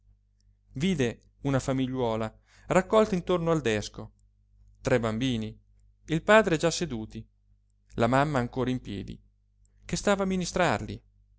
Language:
Italian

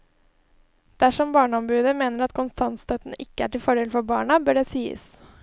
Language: Norwegian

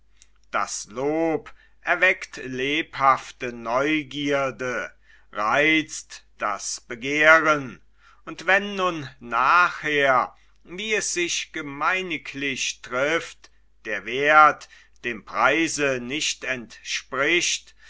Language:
German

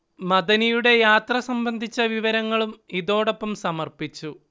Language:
Malayalam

